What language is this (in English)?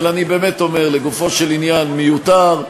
Hebrew